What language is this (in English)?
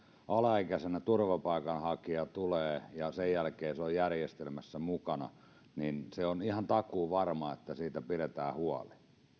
Finnish